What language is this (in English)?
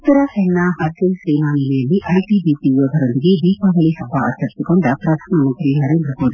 Kannada